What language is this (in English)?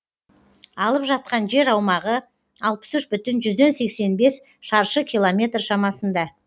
Kazakh